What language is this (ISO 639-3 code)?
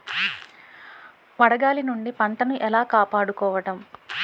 tel